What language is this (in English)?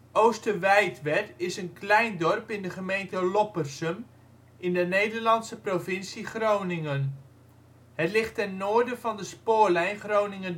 Dutch